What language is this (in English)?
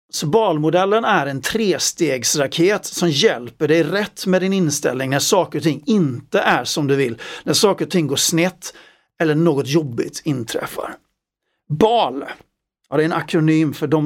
Swedish